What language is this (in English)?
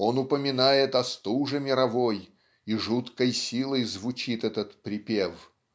Russian